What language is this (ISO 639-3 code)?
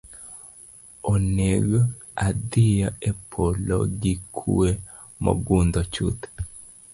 luo